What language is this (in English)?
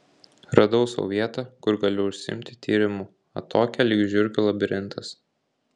Lithuanian